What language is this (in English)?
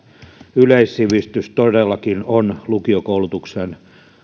Finnish